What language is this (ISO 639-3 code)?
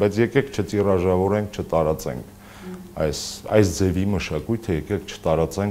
ron